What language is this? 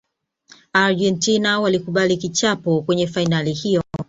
Swahili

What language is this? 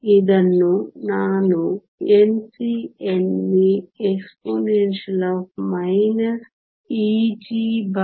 Kannada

